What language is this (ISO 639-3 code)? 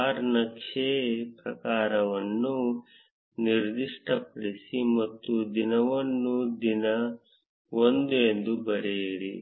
kan